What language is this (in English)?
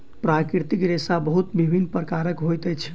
Maithili